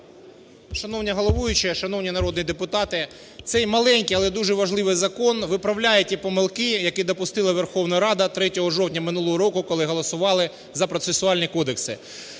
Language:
Ukrainian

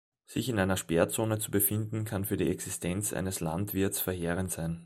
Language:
German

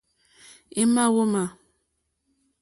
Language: Mokpwe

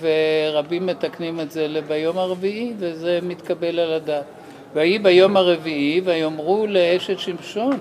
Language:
Hebrew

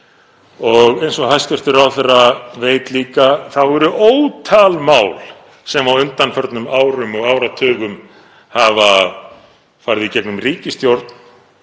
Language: Icelandic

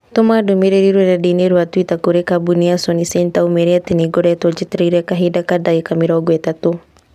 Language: Kikuyu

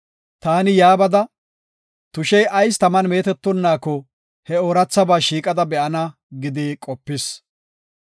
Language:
Gofa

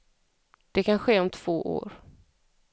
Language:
Swedish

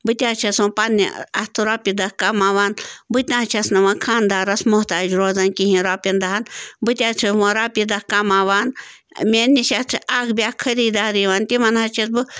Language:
Kashmiri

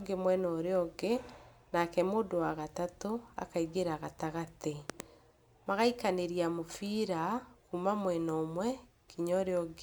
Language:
Kikuyu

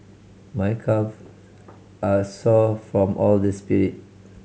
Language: English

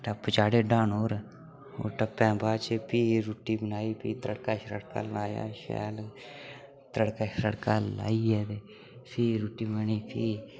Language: Dogri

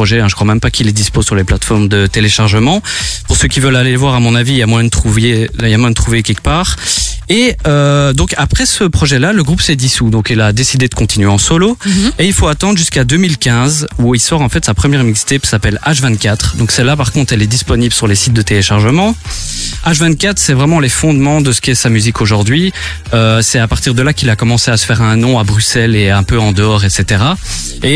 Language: French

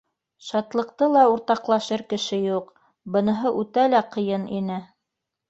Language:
Bashkir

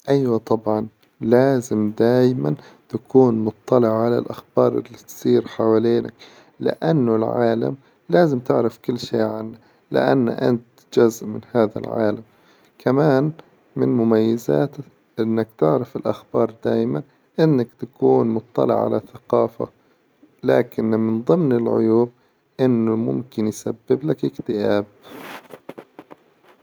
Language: Hijazi Arabic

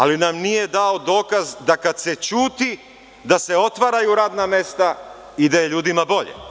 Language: Serbian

